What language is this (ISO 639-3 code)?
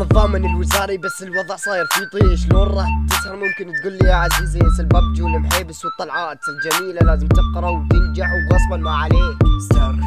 ara